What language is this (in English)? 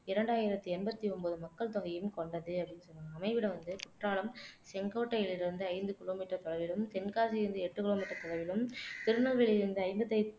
Tamil